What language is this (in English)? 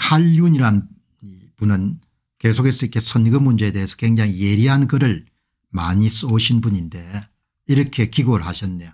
Korean